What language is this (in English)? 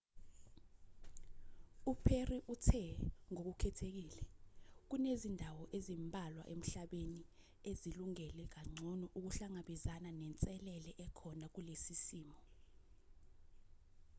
Zulu